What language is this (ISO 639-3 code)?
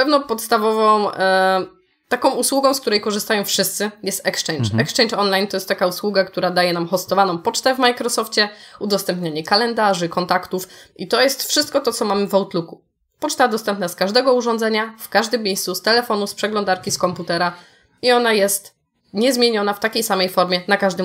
pol